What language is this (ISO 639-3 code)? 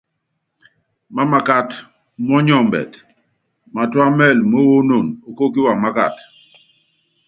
yav